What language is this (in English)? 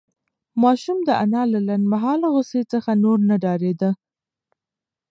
Pashto